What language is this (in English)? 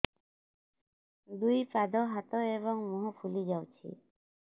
Odia